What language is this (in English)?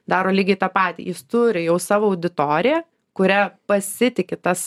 Lithuanian